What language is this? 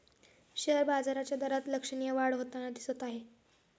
Marathi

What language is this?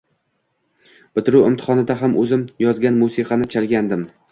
Uzbek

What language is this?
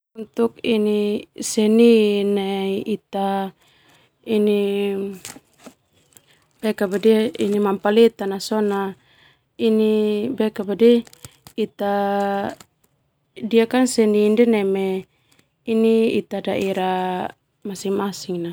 Termanu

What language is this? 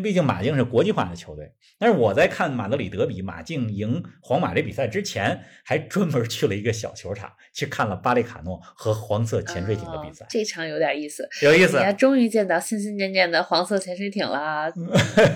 Chinese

